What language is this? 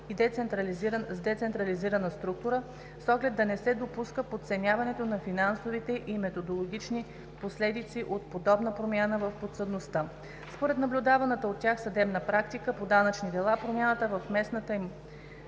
Bulgarian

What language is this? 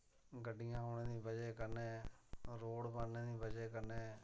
Dogri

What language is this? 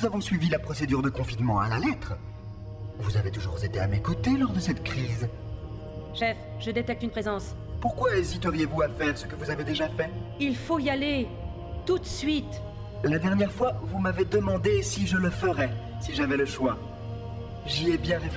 French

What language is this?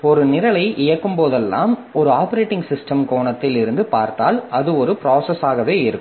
Tamil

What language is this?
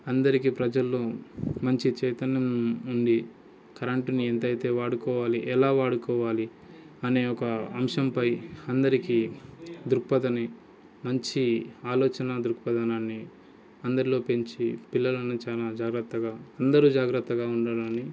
Telugu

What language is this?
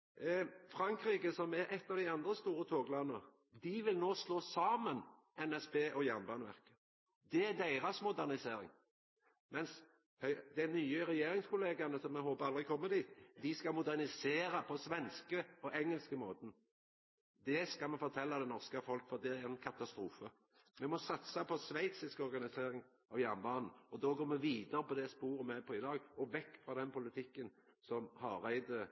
Norwegian Nynorsk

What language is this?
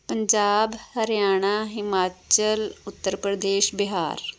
Punjabi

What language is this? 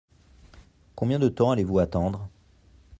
French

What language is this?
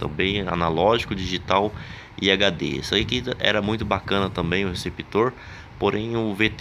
Portuguese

